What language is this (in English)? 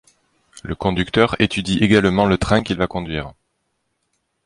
French